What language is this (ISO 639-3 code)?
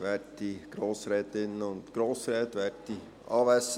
gsw